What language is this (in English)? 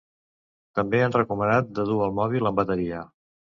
Catalan